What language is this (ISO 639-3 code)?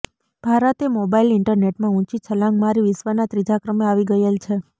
guj